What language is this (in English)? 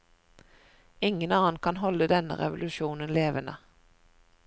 Norwegian